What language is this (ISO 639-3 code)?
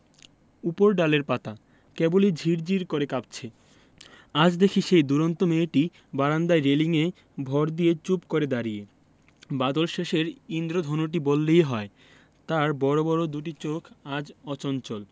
ben